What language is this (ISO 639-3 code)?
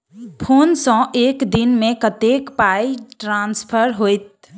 mai